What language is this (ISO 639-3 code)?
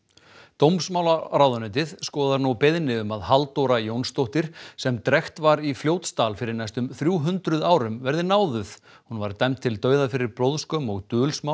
isl